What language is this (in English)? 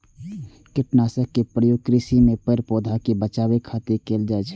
Maithili